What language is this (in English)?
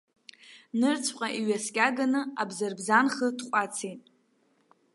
Abkhazian